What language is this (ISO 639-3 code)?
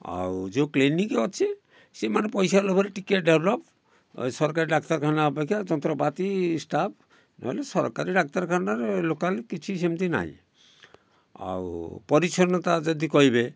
ori